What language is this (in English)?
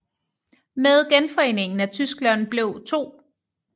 Danish